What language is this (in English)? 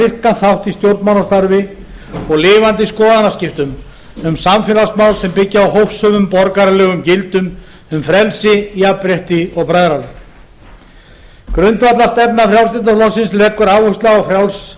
Icelandic